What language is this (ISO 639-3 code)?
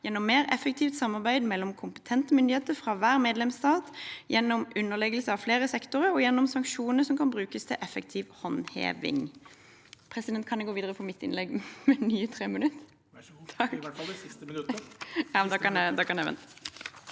nor